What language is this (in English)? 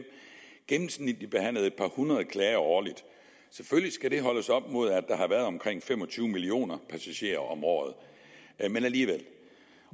Danish